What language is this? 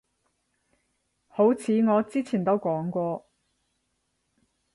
Cantonese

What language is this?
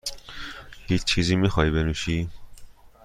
Persian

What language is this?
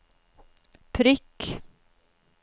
Norwegian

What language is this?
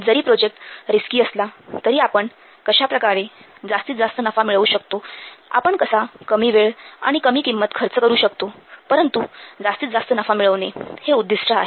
Marathi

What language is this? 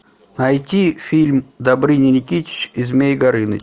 Russian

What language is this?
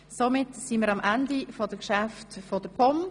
Swiss German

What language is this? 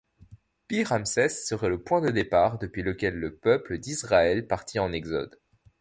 French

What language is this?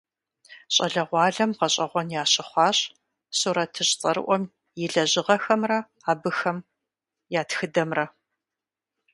Kabardian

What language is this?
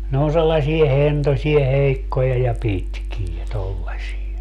Finnish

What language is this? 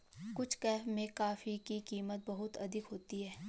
Hindi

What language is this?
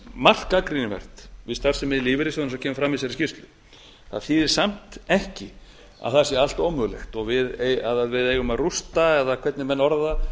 Icelandic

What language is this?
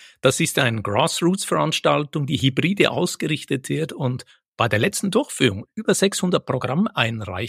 German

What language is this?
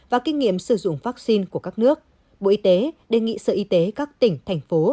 Vietnamese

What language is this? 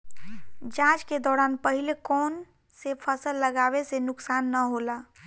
Bhojpuri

